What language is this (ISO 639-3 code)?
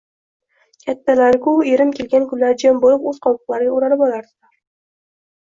uzb